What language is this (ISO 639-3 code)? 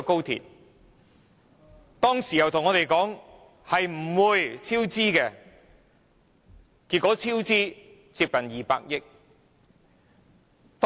yue